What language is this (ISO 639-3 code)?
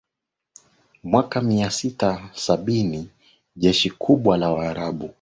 swa